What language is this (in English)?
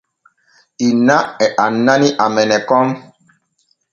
Borgu Fulfulde